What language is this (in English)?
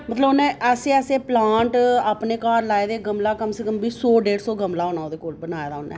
Dogri